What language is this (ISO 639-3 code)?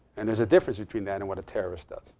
eng